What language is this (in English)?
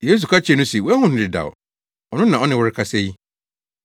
Akan